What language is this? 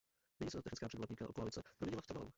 Czech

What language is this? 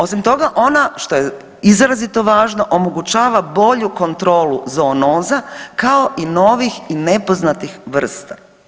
Croatian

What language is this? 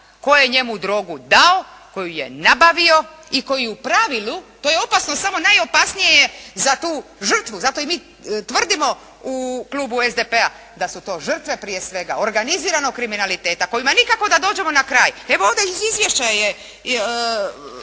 Croatian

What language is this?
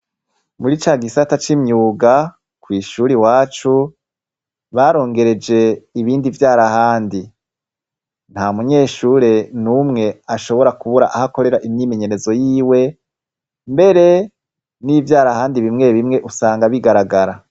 Rundi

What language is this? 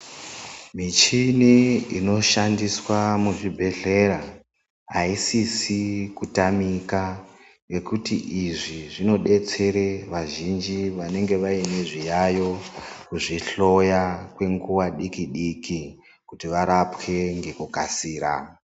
Ndau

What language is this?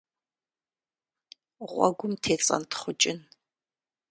Kabardian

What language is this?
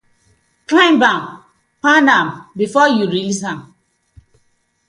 Nigerian Pidgin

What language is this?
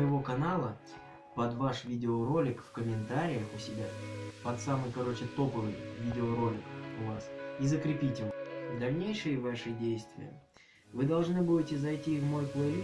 Russian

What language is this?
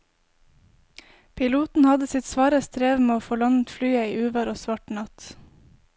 Norwegian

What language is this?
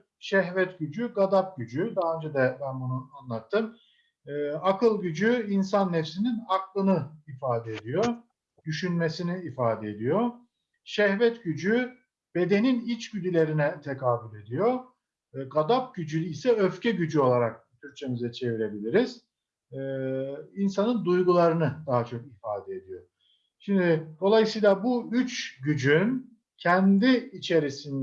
Turkish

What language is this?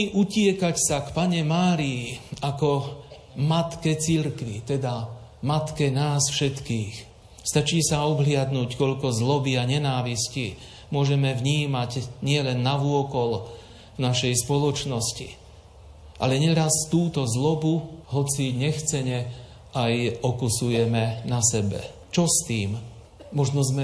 Slovak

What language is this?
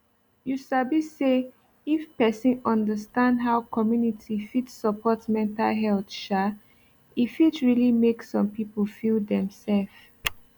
Nigerian Pidgin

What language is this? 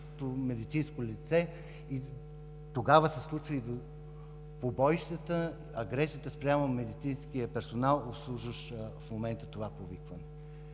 Bulgarian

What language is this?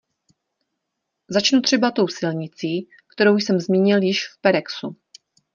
Czech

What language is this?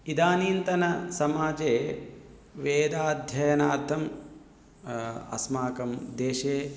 Sanskrit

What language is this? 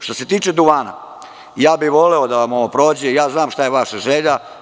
Serbian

